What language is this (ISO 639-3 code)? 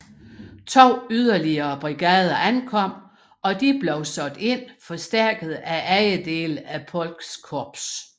dan